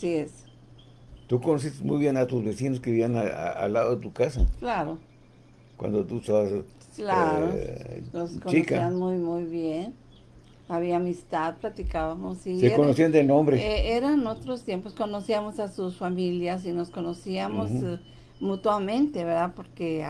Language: Spanish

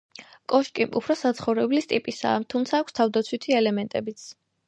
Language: Georgian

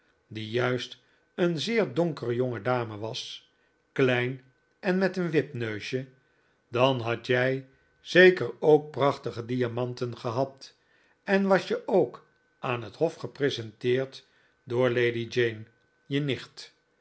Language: Dutch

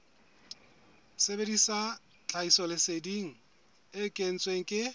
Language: Southern Sotho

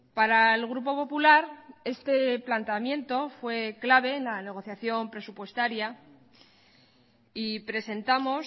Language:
Spanish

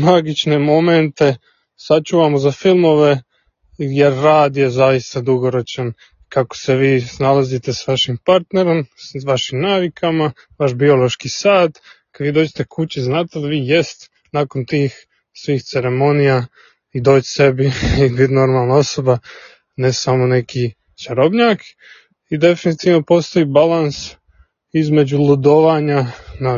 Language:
Croatian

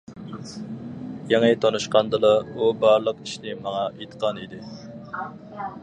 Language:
Uyghur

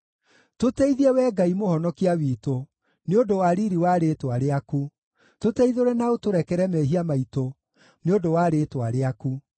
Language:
Kikuyu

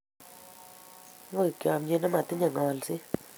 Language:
Kalenjin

